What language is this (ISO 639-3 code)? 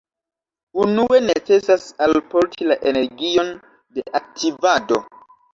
epo